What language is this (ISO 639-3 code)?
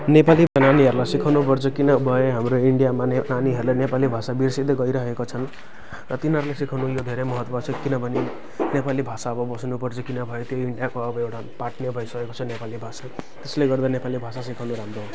nep